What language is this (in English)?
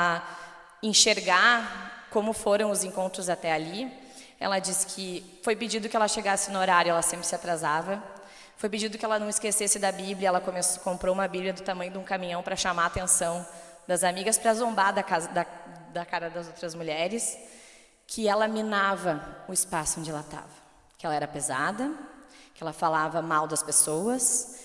Portuguese